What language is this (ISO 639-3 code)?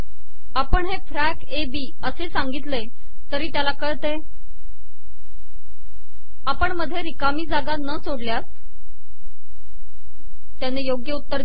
mar